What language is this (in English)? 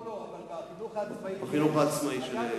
Hebrew